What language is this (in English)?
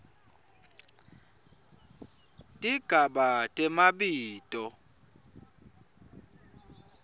Swati